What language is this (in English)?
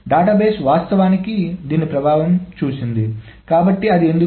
Telugu